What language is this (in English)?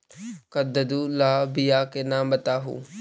Magahi